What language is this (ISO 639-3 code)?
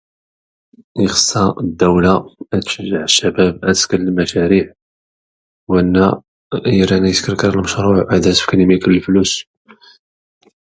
shi